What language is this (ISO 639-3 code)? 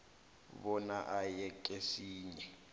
nbl